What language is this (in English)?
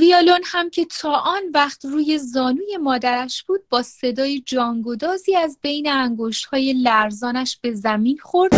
Persian